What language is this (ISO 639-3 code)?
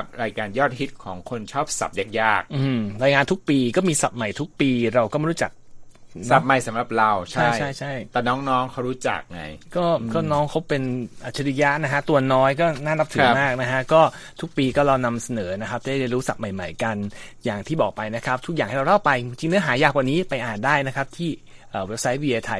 tha